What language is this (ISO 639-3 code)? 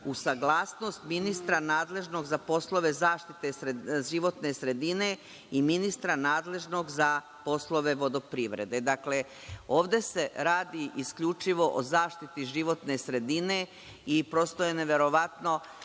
srp